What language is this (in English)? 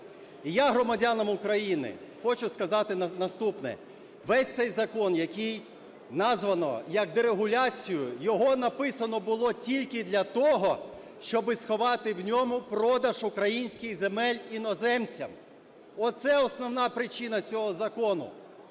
Ukrainian